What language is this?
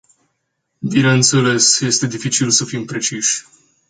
Romanian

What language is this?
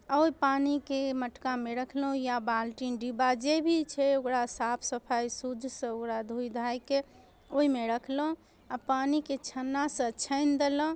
Maithili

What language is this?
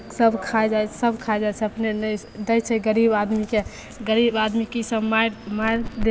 Maithili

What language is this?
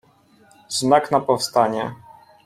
Polish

